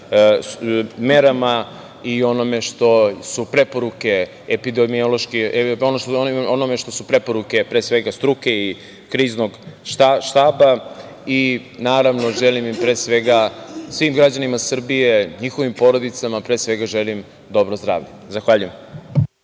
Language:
Serbian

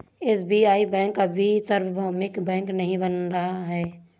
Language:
Hindi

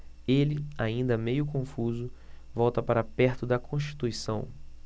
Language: Portuguese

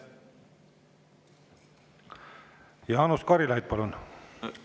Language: Estonian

